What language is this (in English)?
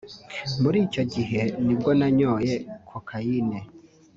Kinyarwanda